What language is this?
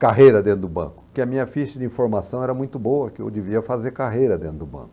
Portuguese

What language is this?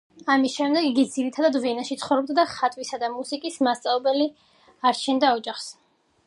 Georgian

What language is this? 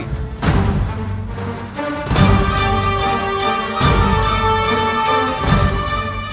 Indonesian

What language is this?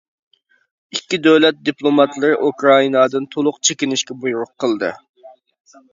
Uyghur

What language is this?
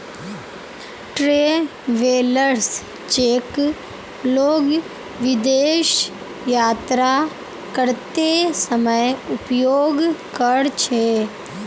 Magahi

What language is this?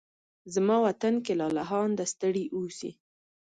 Pashto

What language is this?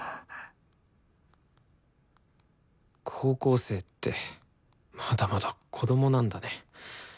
Japanese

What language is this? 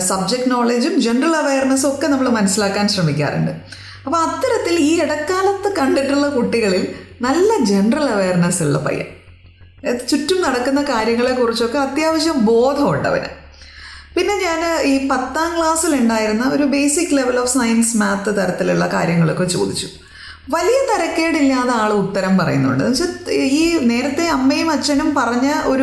Malayalam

